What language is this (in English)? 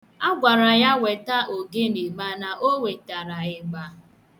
Igbo